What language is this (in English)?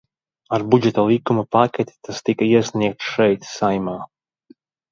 Latvian